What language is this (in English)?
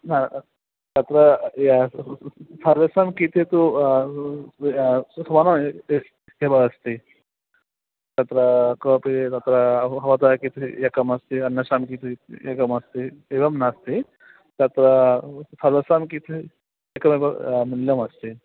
Sanskrit